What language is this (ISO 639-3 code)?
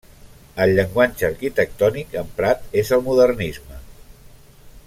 cat